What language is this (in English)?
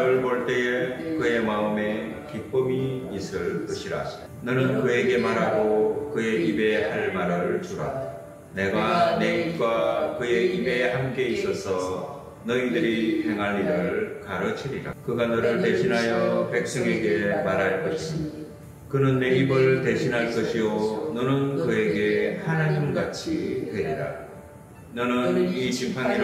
Korean